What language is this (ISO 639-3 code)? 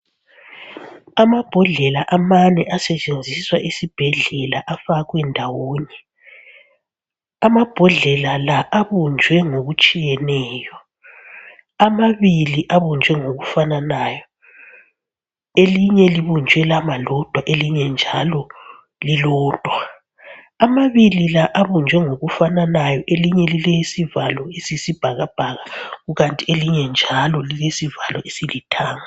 nde